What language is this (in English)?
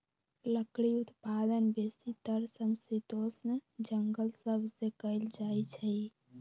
Magahi